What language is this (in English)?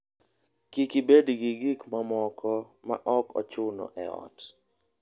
Luo (Kenya and Tanzania)